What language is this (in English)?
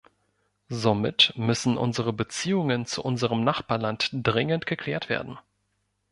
German